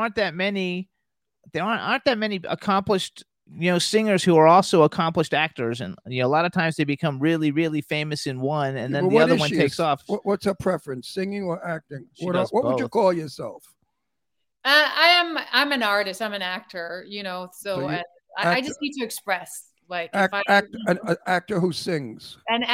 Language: English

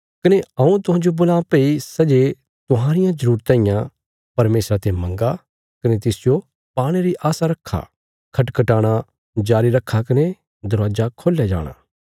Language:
Bilaspuri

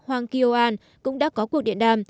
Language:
Vietnamese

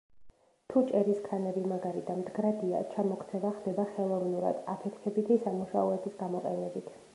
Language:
Georgian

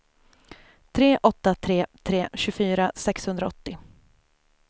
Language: Swedish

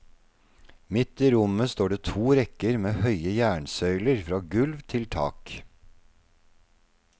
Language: Norwegian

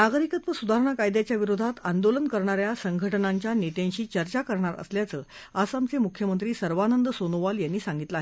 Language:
Marathi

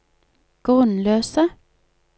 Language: Norwegian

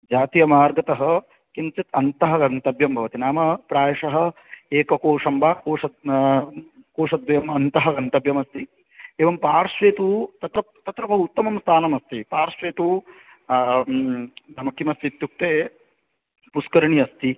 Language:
Sanskrit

